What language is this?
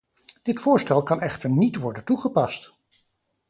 Dutch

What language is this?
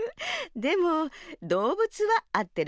Japanese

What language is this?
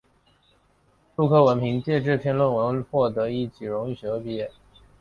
Chinese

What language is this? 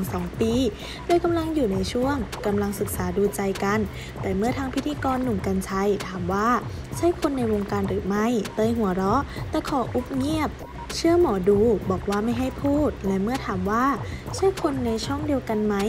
Thai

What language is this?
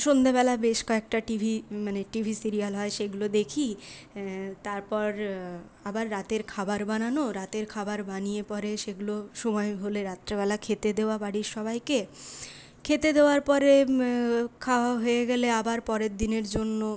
Bangla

